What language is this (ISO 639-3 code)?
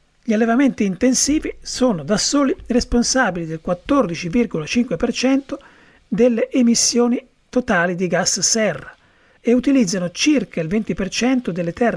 ita